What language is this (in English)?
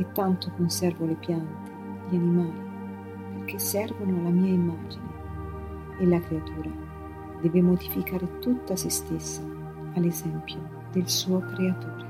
Italian